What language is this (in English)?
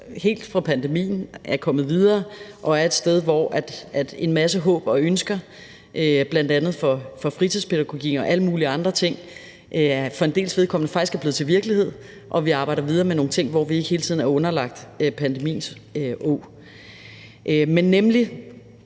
Danish